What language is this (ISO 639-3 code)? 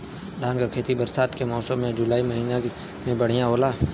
bho